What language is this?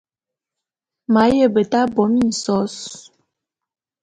Bulu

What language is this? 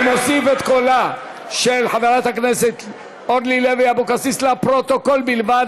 Hebrew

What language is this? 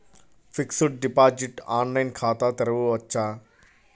Telugu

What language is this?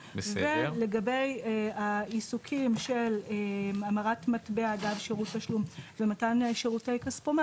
Hebrew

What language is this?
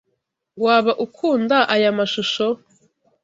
Kinyarwanda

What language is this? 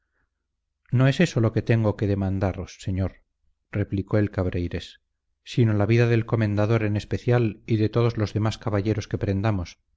Spanish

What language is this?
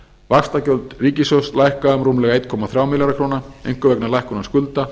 Icelandic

